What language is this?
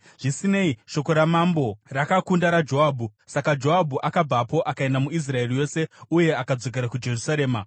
Shona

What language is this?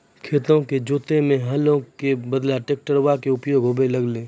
Maithili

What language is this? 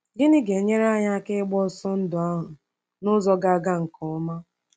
Igbo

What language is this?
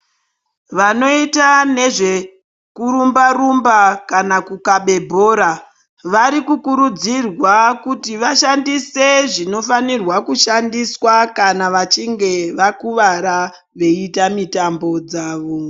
Ndau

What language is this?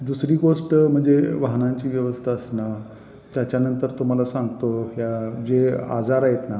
Marathi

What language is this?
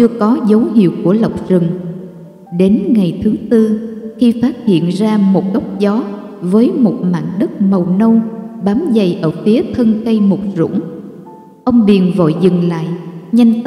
Vietnamese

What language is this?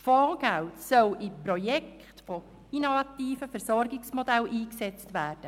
Swiss German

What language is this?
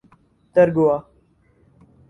Urdu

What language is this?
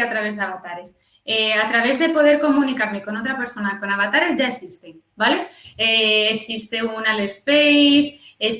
Spanish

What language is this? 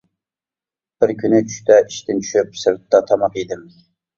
Uyghur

